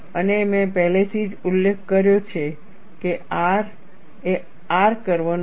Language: Gujarati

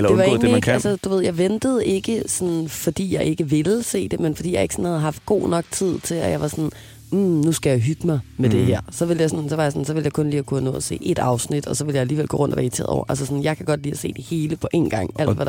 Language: Danish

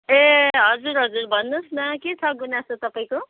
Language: Nepali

